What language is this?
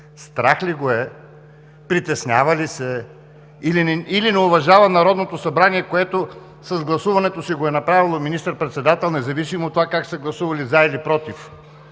Bulgarian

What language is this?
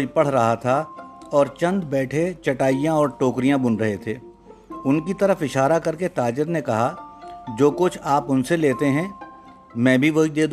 Urdu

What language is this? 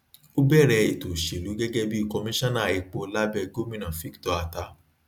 Yoruba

